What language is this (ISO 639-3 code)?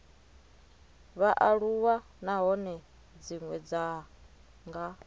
ven